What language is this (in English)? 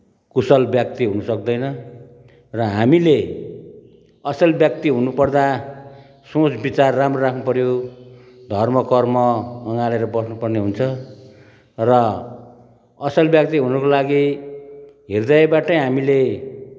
Nepali